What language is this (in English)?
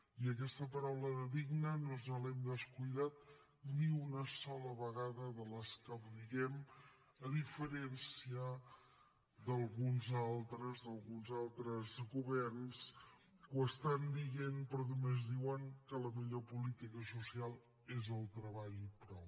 Catalan